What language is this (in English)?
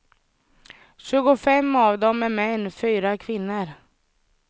Swedish